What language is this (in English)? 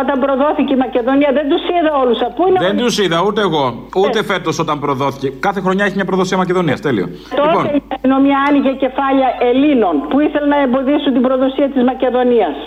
Greek